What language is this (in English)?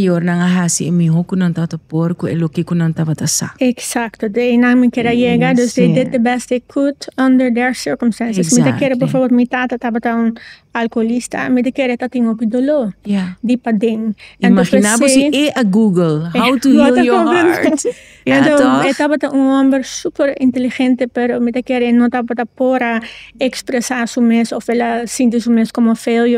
Dutch